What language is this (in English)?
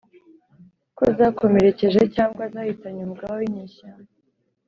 Kinyarwanda